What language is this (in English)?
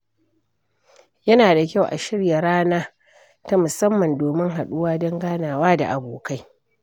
Hausa